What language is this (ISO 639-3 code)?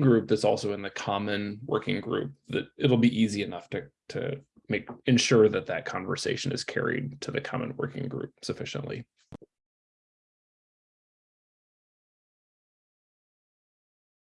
eng